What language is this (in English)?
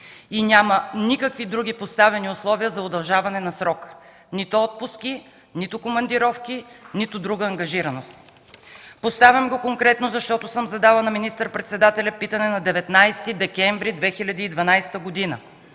Bulgarian